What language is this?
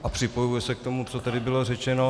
Czech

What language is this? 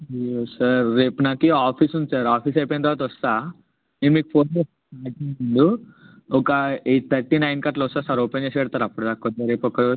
Telugu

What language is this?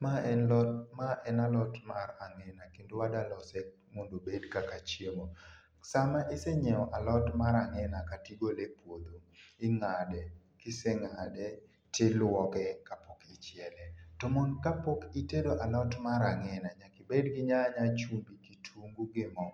Luo (Kenya and Tanzania)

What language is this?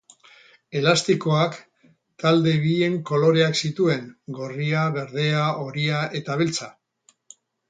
Basque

